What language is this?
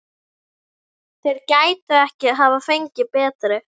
Icelandic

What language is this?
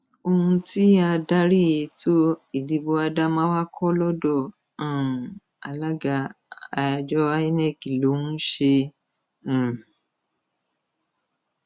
Yoruba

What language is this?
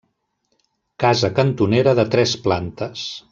Catalan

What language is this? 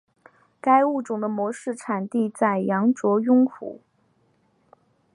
Chinese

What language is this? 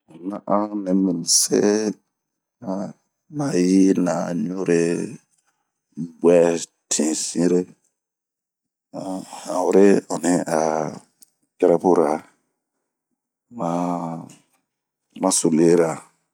Bomu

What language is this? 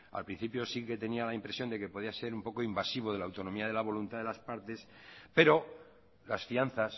Spanish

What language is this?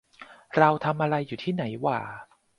Thai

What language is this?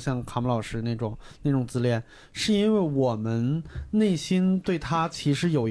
Chinese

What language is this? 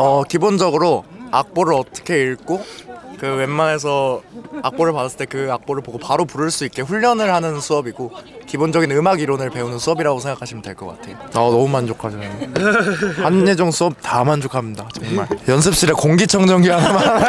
Korean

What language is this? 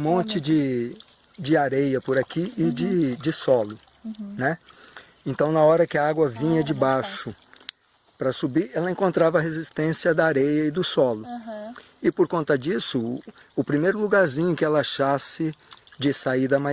Portuguese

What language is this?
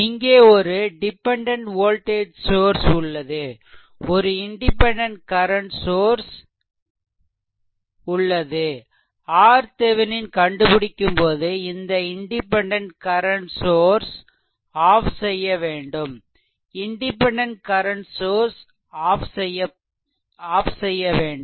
Tamil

